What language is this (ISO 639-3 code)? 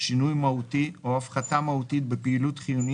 heb